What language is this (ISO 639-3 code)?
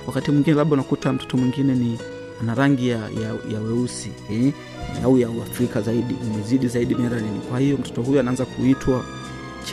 swa